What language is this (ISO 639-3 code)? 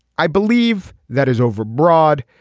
eng